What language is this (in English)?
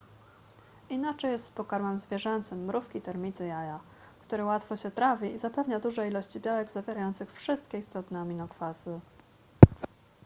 Polish